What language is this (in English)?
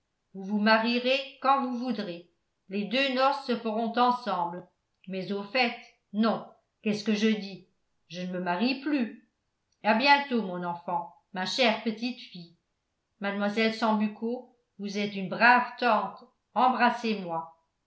French